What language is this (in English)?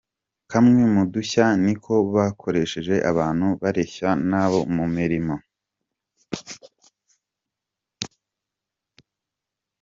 Kinyarwanda